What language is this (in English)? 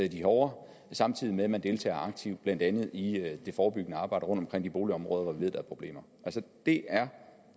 Danish